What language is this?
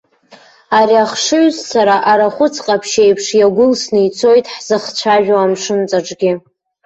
Abkhazian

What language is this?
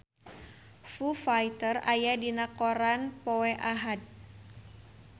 Sundanese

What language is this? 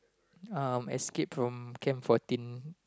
English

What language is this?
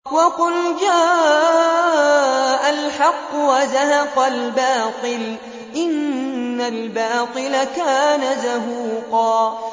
Arabic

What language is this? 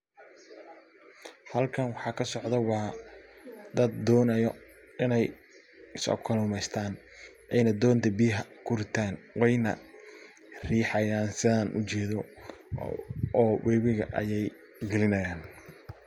Somali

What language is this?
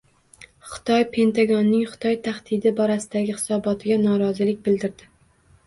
Uzbek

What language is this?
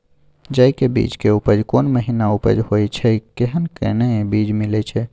Maithili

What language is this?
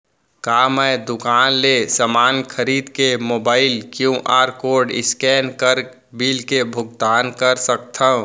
Chhattisgarhi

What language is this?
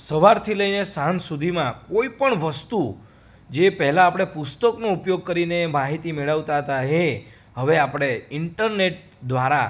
Gujarati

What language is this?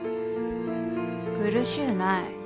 Japanese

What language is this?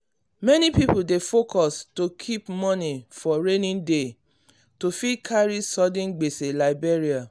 Nigerian Pidgin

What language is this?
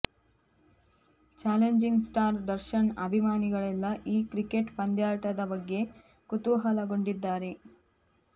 Kannada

